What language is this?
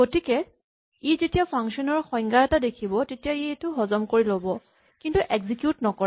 Assamese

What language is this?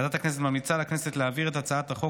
Hebrew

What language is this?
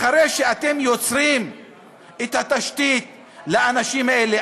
Hebrew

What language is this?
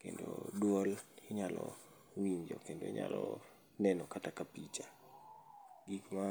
Luo (Kenya and Tanzania)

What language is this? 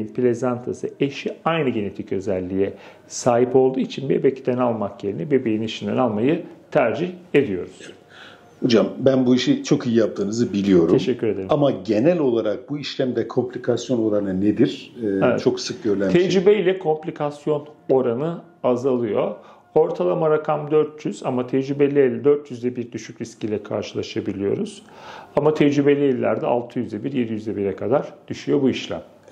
Turkish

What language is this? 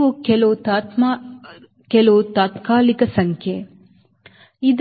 Kannada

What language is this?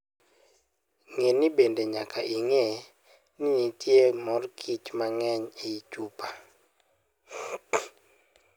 Luo (Kenya and Tanzania)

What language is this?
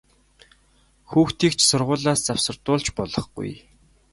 Mongolian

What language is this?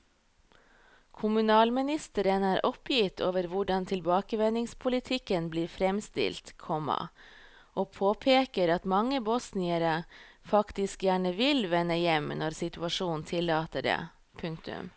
Norwegian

